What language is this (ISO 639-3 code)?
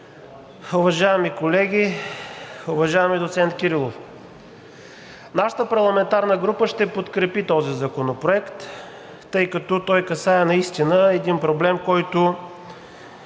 bul